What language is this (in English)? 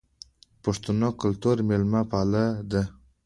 Pashto